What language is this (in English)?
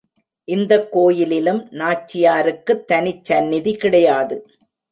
Tamil